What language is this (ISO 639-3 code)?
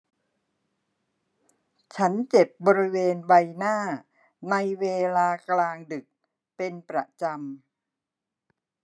tha